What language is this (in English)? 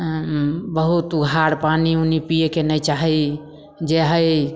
Maithili